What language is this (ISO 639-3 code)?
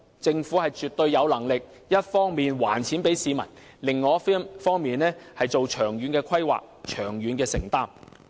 yue